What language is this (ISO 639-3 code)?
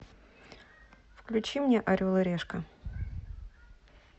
rus